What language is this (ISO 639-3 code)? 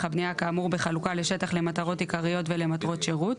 heb